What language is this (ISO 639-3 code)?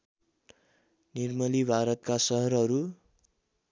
nep